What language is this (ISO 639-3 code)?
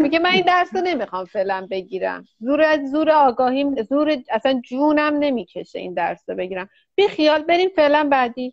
fas